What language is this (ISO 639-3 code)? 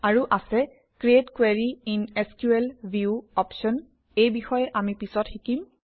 asm